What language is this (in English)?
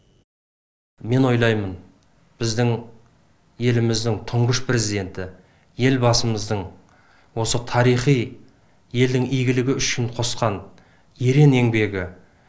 Kazakh